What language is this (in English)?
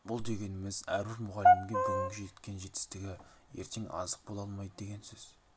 Kazakh